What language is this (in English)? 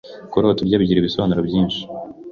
Kinyarwanda